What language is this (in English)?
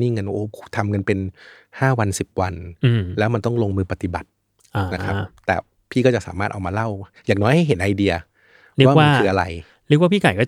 Thai